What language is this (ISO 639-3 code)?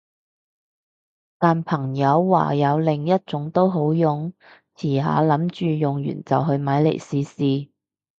yue